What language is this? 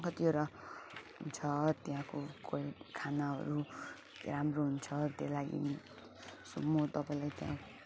Nepali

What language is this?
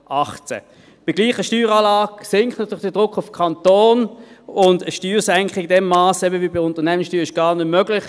Swiss German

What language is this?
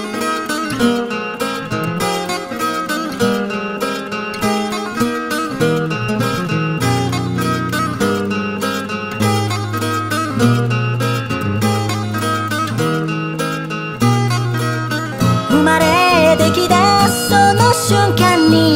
Korean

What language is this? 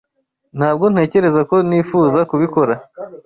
Kinyarwanda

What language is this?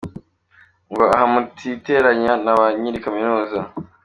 Kinyarwanda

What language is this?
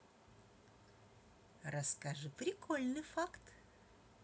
Russian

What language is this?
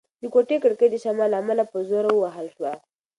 Pashto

